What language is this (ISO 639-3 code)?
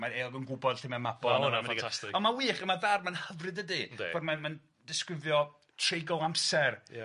cym